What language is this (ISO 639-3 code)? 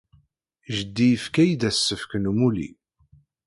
kab